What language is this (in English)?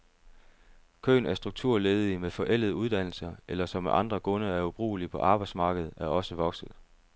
Danish